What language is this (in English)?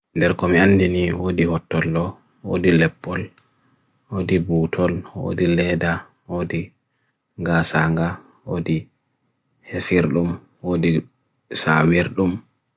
Bagirmi Fulfulde